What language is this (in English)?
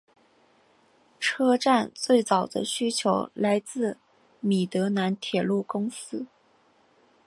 Chinese